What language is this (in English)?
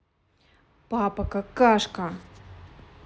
Russian